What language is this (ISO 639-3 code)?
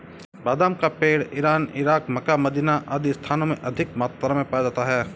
hin